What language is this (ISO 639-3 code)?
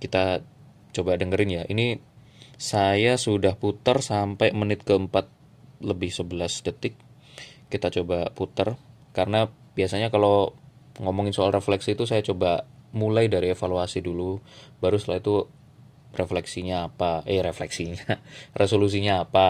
ind